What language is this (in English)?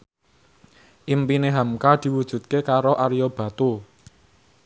Javanese